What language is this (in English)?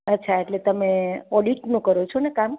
Gujarati